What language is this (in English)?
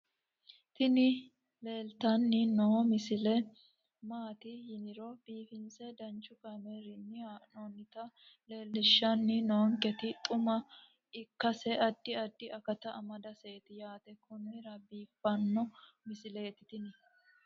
Sidamo